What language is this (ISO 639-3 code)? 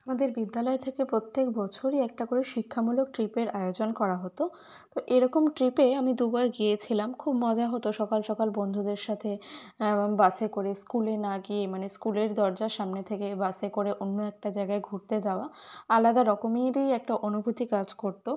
ben